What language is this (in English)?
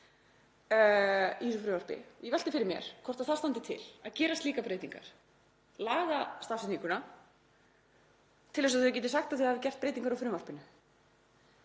Icelandic